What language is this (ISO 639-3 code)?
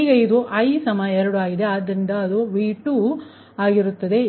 kan